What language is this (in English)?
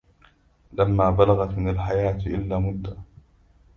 Arabic